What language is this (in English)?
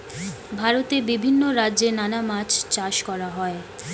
Bangla